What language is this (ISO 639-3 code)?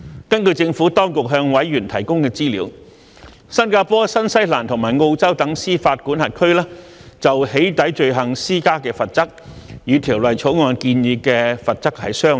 yue